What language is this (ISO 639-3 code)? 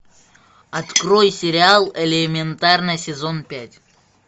rus